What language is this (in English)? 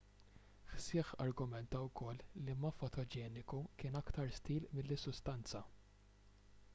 Maltese